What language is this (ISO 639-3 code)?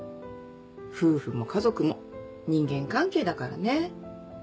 jpn